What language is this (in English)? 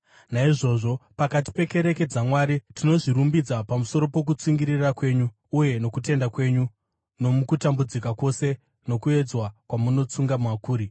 Shona